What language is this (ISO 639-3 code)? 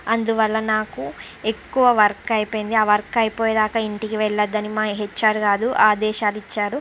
tel